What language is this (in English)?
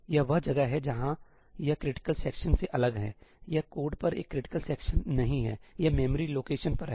Hindi